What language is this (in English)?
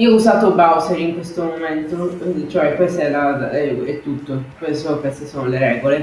Italian